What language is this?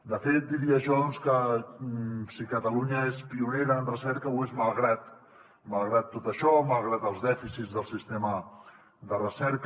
Catalan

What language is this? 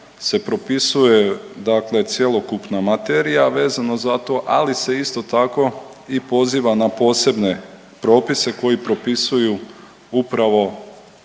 Croatian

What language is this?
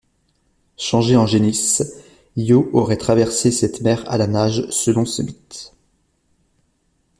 French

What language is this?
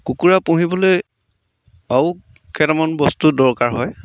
Assamese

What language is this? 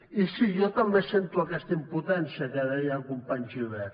Catalan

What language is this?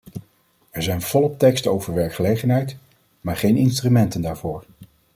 Dutch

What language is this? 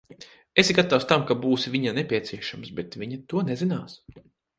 Latvian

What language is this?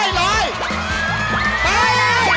Thai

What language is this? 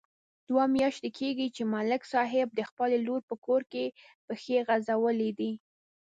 Pashto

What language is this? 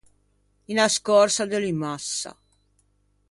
Ligurian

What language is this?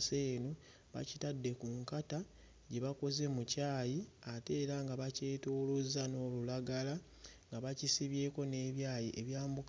Ganda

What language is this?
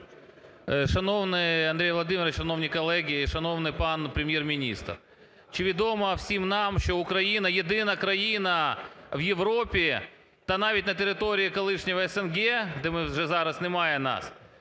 Ukrainian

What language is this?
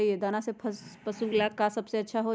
Magahi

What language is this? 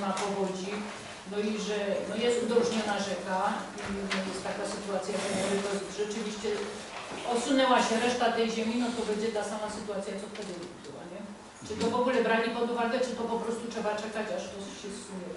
Polish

